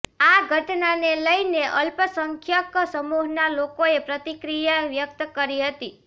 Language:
Gujarati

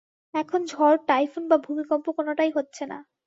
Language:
Bangla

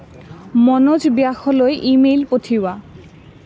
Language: Assamese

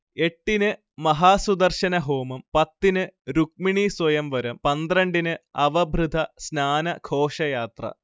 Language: Malayalam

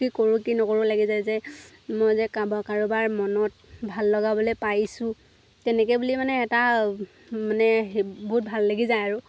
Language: Assamese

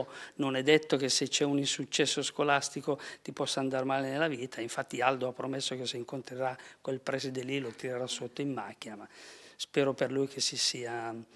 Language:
Italian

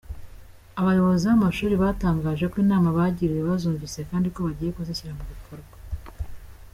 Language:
Kinyarwanda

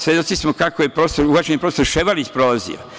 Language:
Serbian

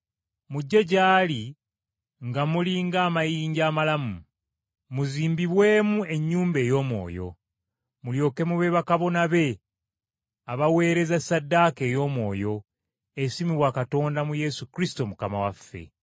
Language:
Ganda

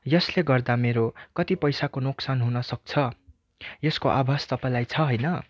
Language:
Nepali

